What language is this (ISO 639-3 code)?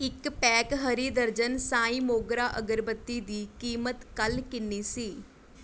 pan